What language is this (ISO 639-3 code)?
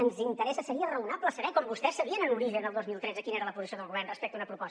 cat